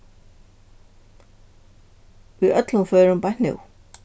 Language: Faroese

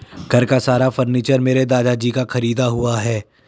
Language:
Hindi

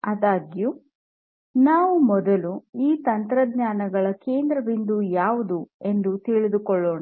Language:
Kannada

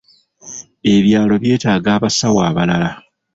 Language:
Ganda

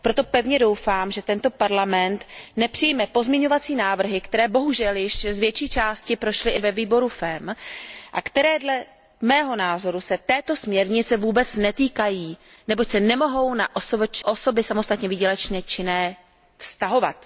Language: Czech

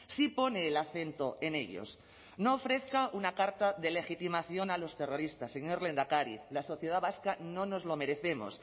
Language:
Spanish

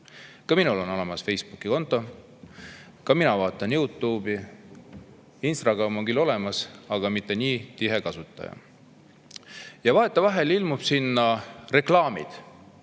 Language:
Estonian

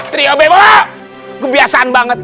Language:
Indonesian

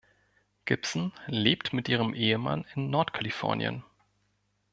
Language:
German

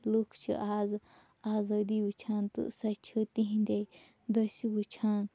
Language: Kashmiri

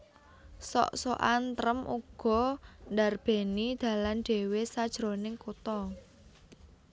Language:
Javanese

